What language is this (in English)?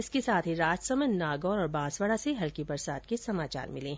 Hindi